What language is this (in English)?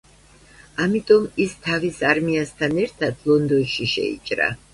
Georgian